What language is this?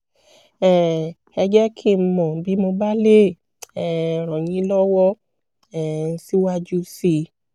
Yoruba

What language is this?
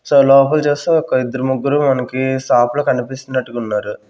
Telugu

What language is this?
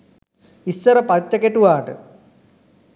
Sinhala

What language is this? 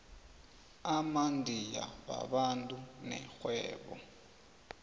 South Ndebele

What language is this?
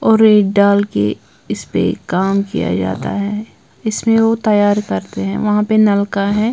Hindi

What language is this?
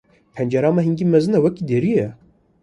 Kurdish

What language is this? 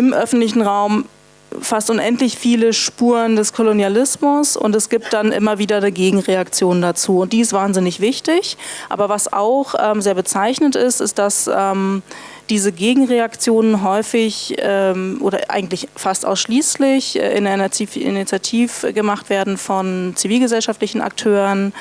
German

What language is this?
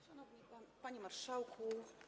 Polish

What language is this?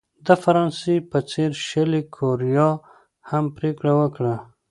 Pashto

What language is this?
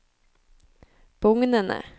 Norwegian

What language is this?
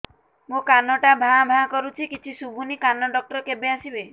Odia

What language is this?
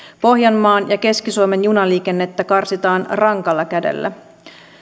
Finnish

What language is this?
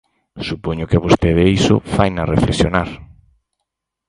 Galician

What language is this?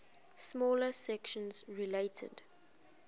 English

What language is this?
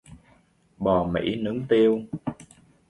Vietnamese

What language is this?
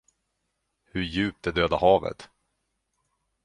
Swedish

